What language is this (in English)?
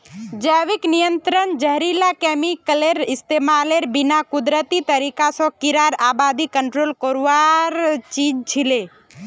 Magahi